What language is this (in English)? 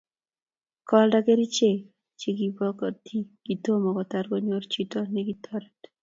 Kalenjin